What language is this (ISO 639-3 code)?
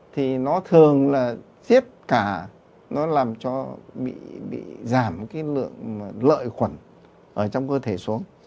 vie